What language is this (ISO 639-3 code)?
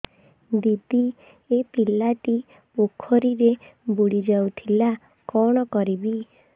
ori